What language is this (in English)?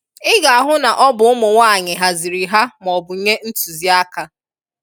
Igbo